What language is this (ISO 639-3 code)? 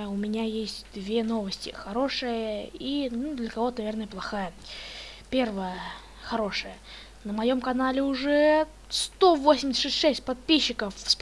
rus